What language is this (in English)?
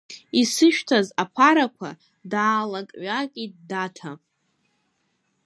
Abkhazian